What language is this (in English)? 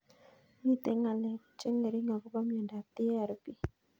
Kalenjin